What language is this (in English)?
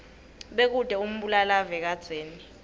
Swati